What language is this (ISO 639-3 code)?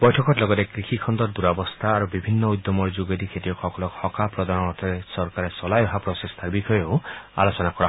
asm